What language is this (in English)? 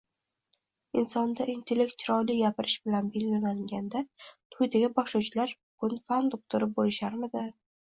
Uzbek